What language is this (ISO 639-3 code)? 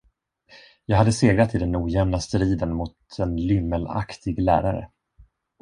swe